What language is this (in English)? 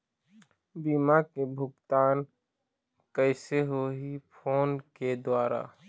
Chhattisgarhi